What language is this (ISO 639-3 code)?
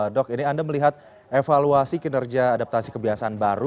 ind